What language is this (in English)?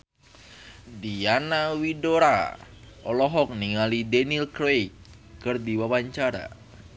Sundanese